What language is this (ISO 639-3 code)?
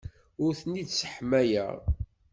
kab